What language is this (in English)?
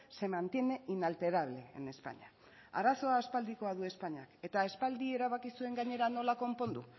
Basque